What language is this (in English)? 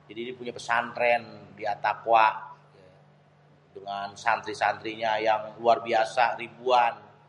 Betawi